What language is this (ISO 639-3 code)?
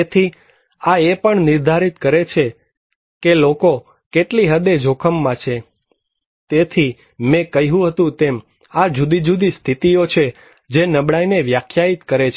guj